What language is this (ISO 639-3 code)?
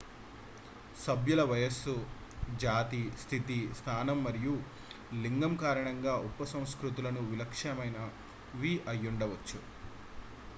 tel